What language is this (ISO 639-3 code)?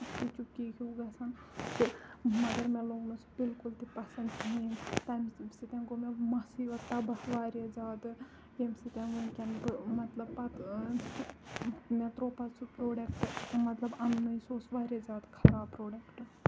kas